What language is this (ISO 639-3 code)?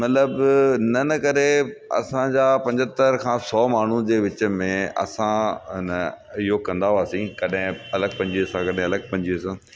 snd